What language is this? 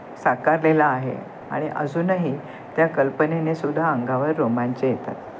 Marathi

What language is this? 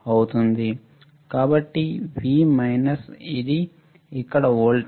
Telugu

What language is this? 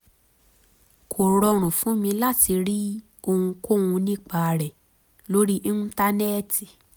Yoruba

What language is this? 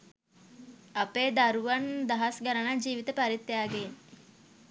Sinhala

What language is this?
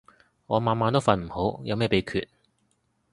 Cantonese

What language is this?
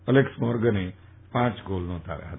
Gujarati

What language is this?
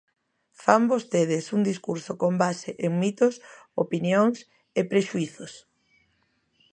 Galician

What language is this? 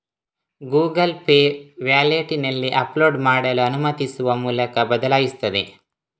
Kannada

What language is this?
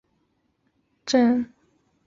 Chinese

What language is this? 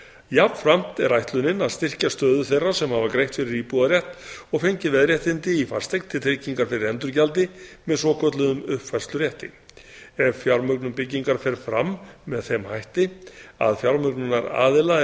Icelandic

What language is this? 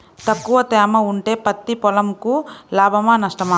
Telugu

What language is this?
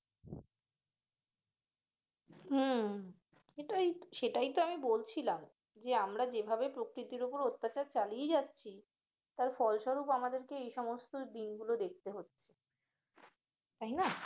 Bangla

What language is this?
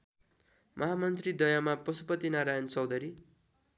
Nepali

